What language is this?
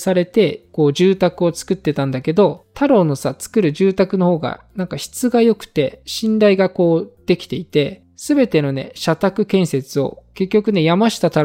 Japanese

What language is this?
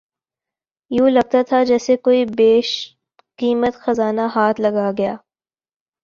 Urdu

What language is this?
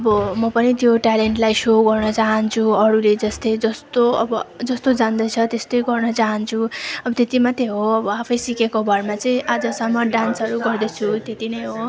Nepali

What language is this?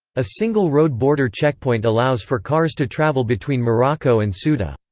English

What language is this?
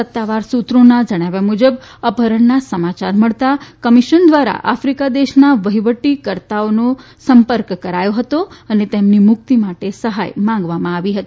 Gujarati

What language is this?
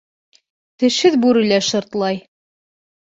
Bashkir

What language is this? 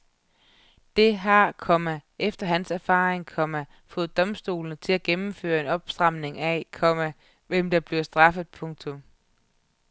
Danish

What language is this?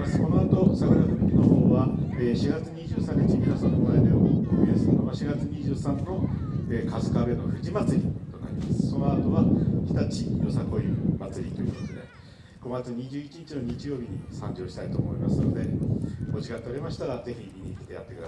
Japanese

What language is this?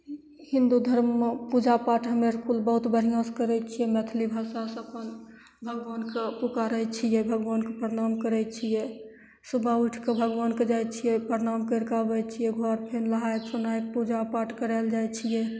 Maithili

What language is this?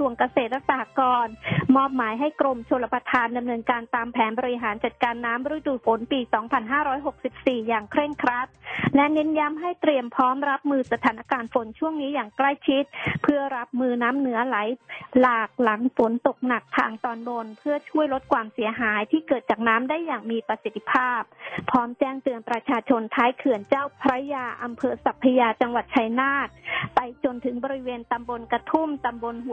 Thai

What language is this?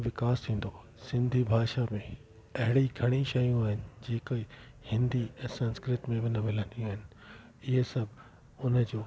Sindhi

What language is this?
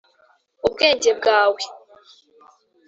Kinyarwanda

